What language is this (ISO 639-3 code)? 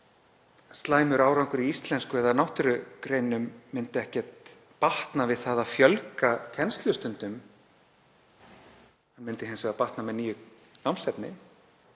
isl